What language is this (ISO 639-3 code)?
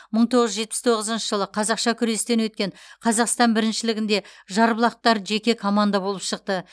kaz